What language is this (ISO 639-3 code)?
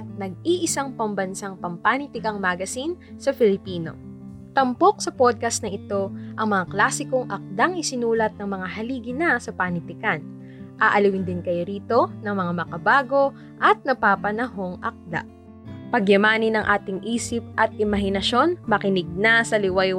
fil